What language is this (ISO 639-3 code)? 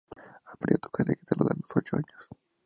spa